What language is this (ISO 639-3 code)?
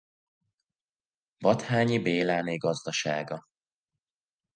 hun